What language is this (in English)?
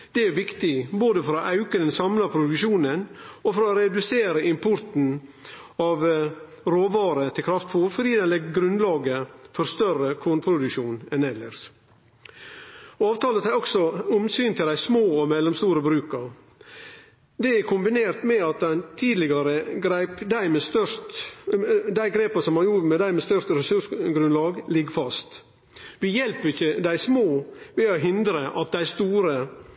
Norwegian Nynorsk